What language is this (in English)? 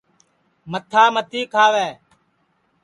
Sansi